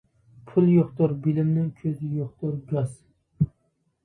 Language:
Uyghur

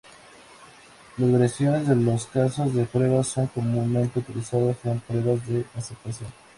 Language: Spanish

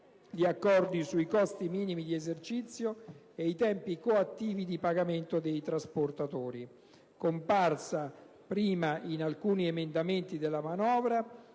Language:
Italian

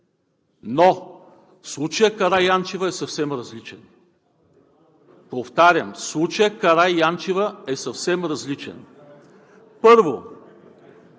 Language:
Bulgarian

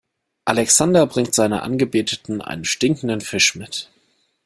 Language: German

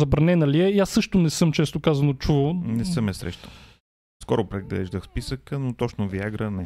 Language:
Bulgarian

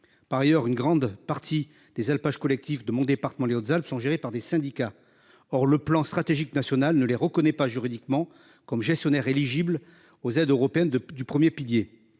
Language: French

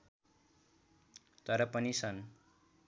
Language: Nepali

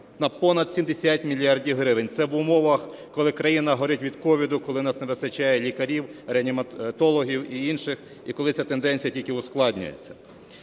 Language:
Ukrainian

